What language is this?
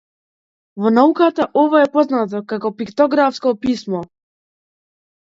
Macedonian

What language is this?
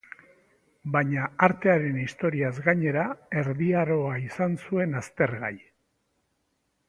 Basque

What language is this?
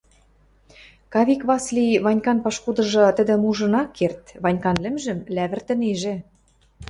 Western Mari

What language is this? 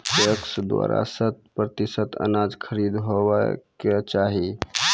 Maithili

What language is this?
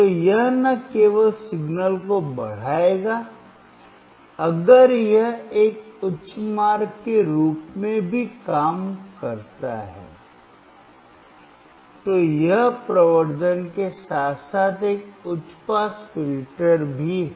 Hindi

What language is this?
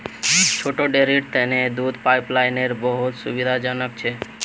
Magahi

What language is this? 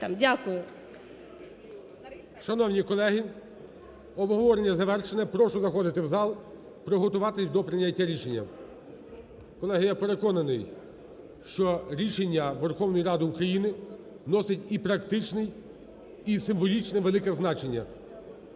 Ukrainian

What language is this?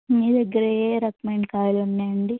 Telugu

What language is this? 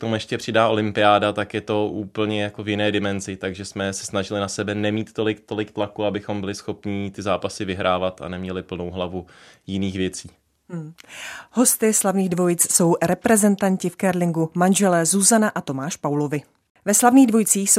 Czech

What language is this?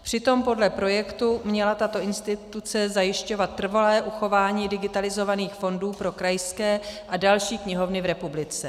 Czech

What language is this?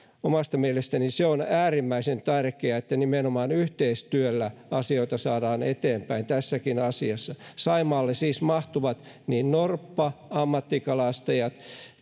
Finnish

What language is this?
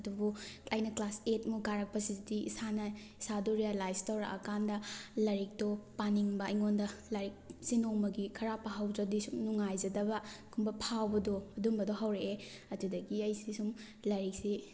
Manipuri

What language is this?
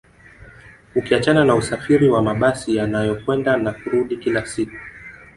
Swahili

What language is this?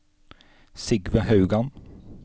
Norwegian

